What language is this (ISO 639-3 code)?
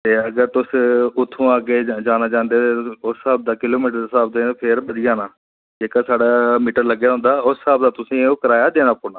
doi